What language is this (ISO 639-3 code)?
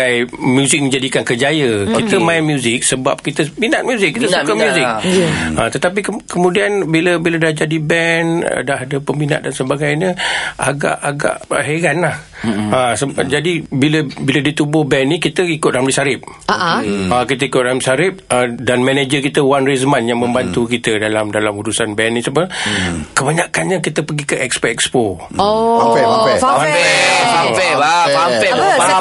msa